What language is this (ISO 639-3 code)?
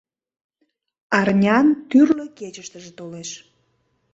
chm